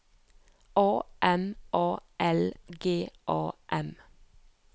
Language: Norwegian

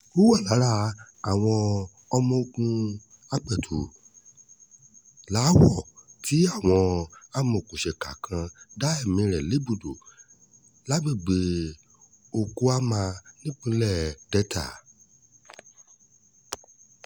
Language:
Yoruba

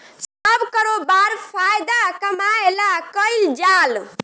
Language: Bhojpuri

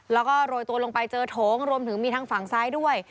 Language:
Thai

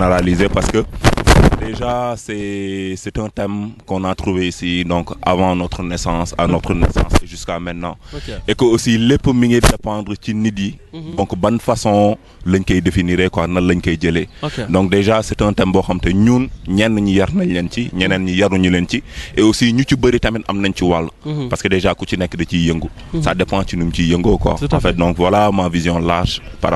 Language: French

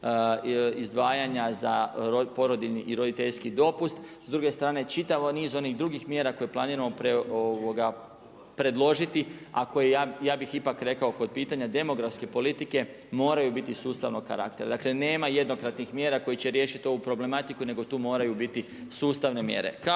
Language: Croatian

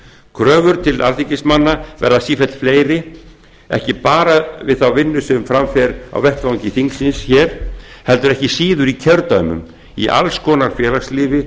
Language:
Icelandic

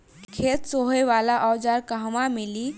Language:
Bhojpuri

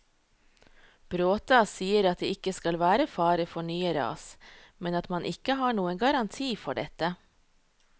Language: Norwegian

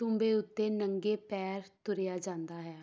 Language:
Punjabi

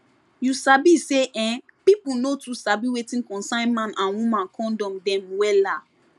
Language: Nigerian Pidgin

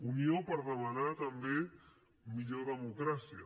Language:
Catalan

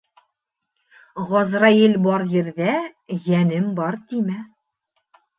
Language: Bashkir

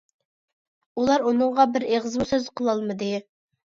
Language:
Uyghur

